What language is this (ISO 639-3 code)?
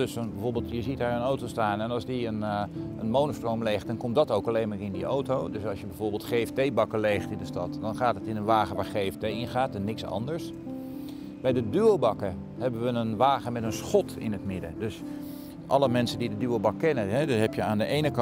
nld